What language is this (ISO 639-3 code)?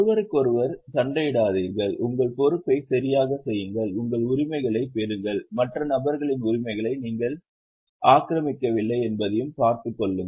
tam